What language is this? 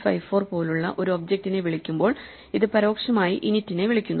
Malayalam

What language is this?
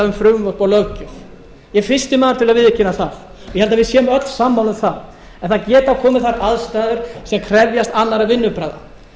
Icelandic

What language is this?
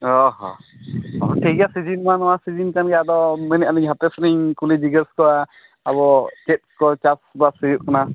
Santali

